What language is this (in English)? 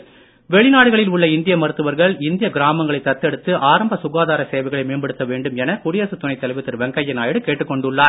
Tamil